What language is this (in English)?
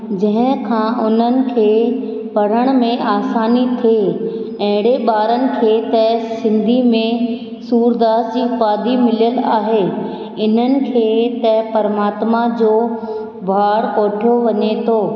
Sindhi